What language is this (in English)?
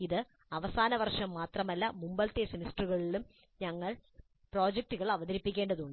Malayalam